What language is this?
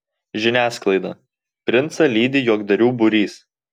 Lithuanian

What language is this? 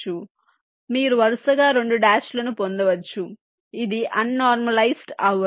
Telugu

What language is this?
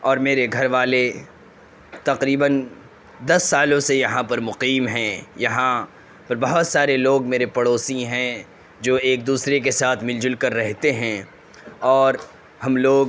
Urdu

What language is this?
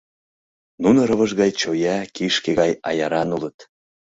Mari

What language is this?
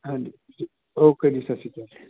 Punjabi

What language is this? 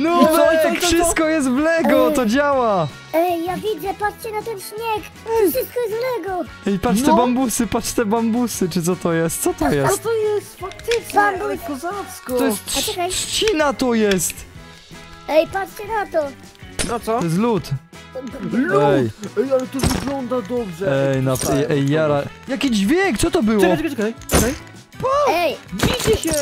Polish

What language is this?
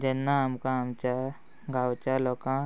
Konkani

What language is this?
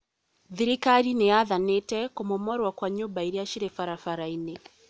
Kikuyu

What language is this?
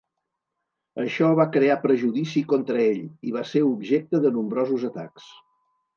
Catalan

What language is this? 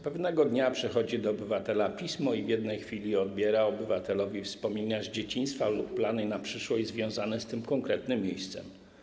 Polish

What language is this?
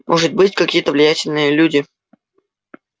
Russian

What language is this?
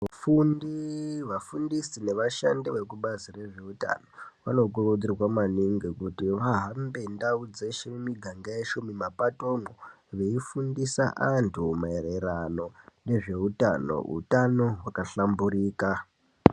Ndau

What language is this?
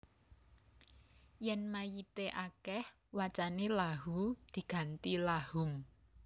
Javanese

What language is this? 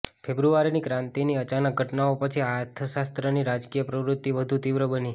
Gujarati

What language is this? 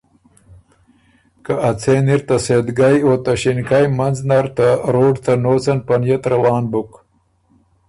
Ormuri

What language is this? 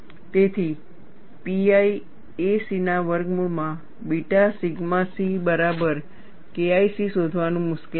Gujarati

